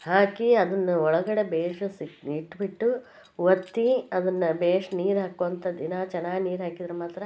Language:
Kannada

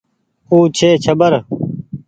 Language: Goaria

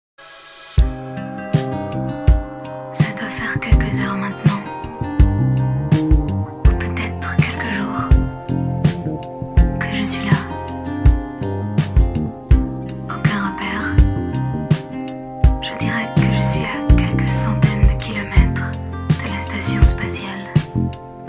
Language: Indonesian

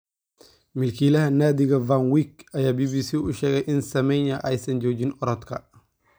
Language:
Somali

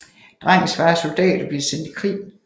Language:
Danish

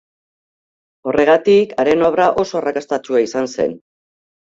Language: Basque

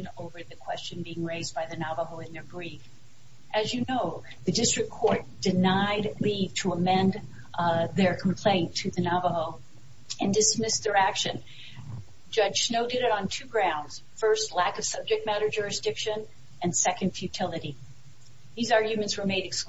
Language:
English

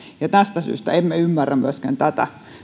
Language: Finnish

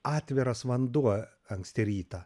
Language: Lithuanian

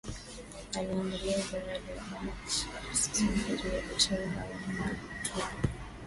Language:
Swahili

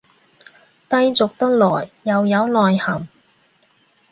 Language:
Cantonese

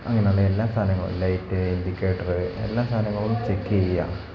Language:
Malayalam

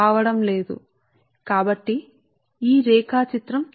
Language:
Telugu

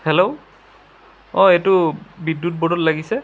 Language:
Assamese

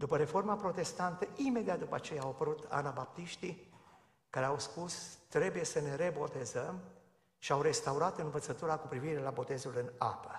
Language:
Romanian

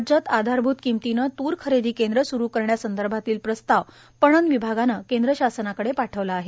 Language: Marathi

